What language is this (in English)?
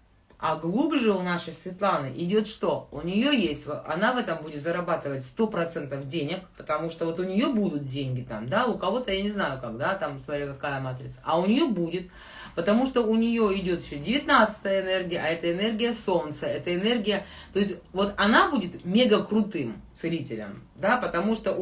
Russian